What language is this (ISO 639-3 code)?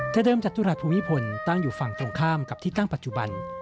tha